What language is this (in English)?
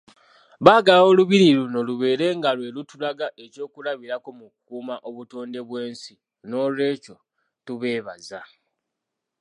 Ganda